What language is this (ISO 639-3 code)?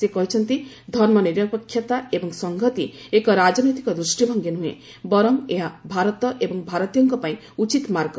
ori